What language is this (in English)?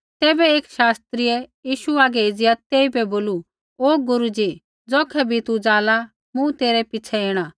Kullu Pahari